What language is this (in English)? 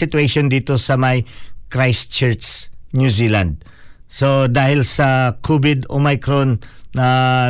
Filipino